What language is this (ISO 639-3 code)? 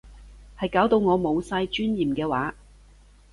yue